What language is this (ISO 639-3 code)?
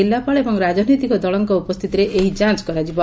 ori